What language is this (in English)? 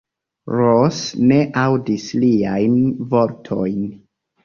Esperanto